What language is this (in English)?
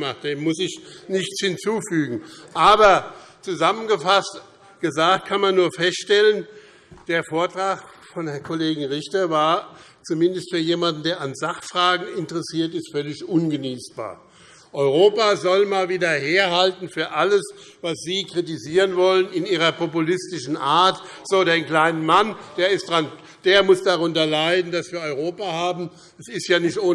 German